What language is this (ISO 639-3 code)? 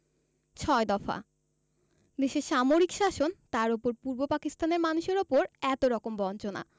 ben